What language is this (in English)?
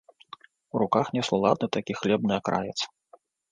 Belarusian